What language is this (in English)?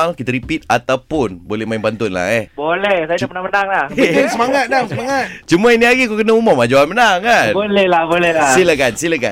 Malay